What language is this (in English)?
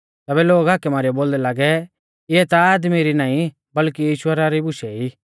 Mahasu Pahari